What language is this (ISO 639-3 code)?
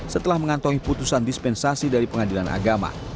ind